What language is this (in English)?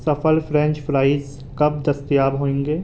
Urdu